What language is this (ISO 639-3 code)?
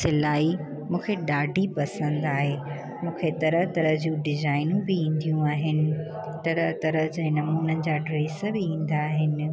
snd